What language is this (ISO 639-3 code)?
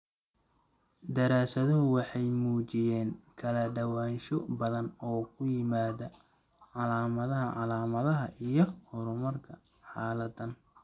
som